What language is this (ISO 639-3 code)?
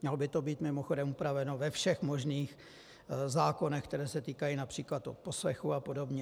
ces